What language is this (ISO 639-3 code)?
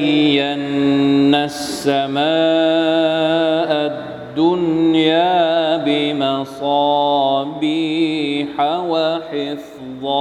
tha